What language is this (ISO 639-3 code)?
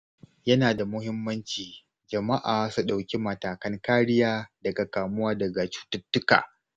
hau